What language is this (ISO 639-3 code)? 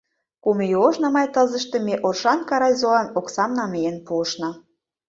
chm